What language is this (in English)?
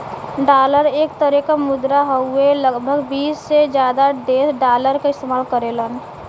Bhojpuri